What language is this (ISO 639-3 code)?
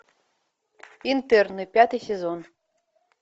rus